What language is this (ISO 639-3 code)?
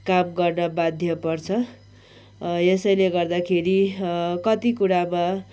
nep